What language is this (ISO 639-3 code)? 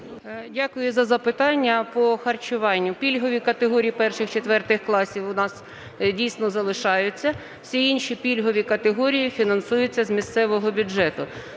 ukr